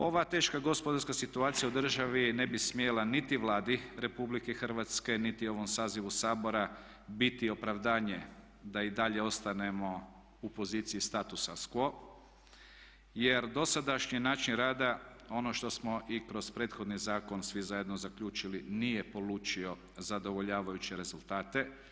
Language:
Croatian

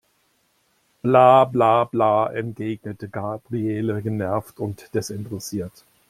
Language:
German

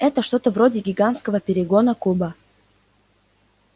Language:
Russian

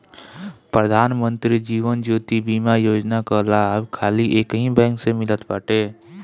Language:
Bhojpuri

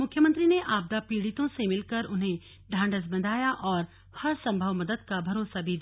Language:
Hindi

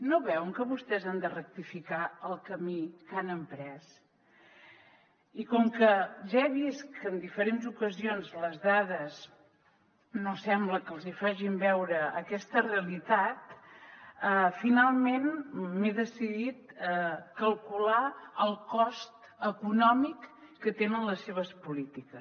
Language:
Catalan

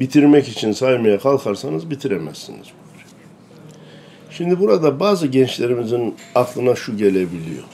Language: Turkish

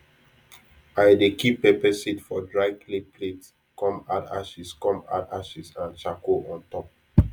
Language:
Nigerian Pidgin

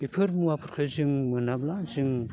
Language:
Bodo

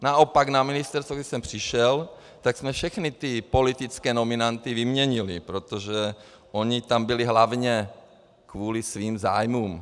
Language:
Czech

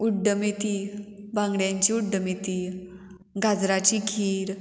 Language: Konkani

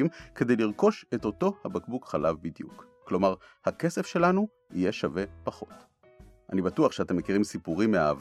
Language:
Hebrew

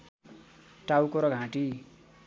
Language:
Nepali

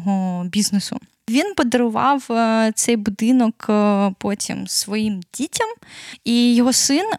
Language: Ukrainian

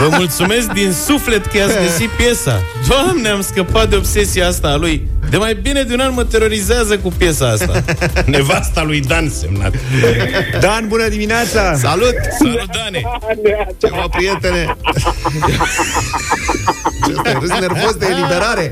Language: Romanian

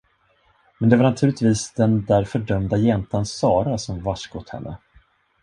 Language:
Swedish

